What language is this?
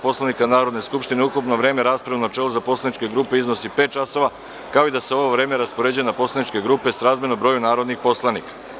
Serbian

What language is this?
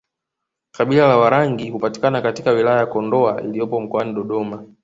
Swahili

